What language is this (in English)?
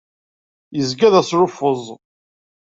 Kabyle